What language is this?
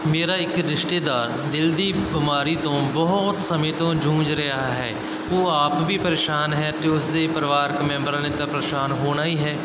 Punjabi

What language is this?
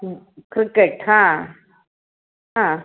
Sanskrit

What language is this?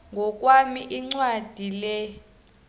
South Ndebele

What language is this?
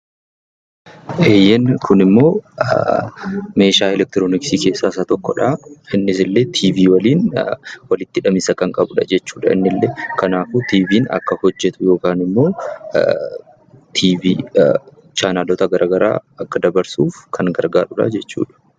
Oromo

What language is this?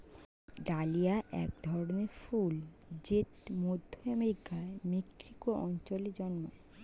Bangla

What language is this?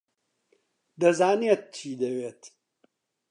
Central Kurdish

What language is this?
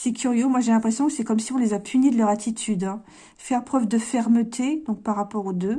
French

